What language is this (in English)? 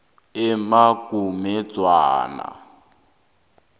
South Ndebele